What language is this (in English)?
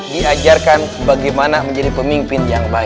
Indonesian